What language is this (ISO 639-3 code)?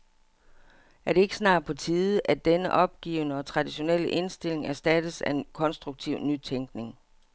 dan